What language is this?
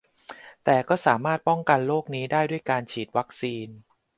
Thai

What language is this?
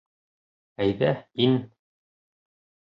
Bashkir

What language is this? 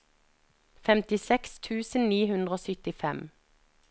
Norwegian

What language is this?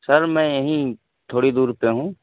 Urdu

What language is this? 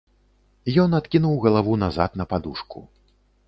Belarusian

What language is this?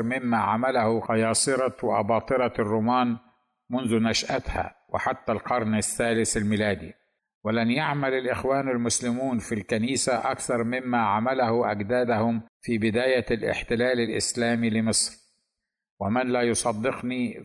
Arabic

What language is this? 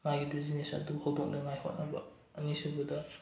Manipuri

